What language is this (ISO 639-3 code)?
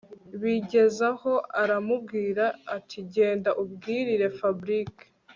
kin